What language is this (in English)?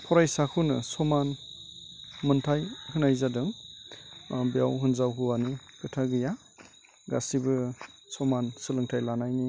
Bodo